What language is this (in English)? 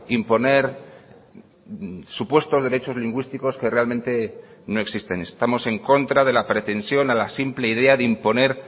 Spanish